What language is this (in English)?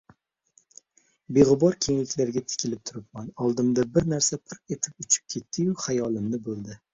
Uzbek